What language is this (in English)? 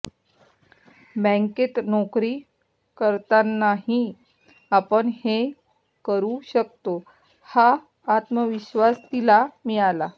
Marathi